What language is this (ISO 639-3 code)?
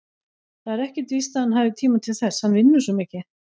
isl